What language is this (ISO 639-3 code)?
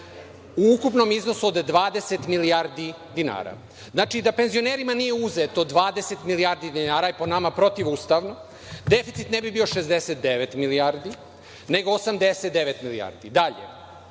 srp